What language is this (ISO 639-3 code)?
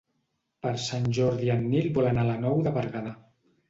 cat